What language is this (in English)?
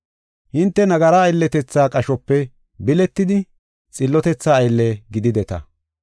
Gofa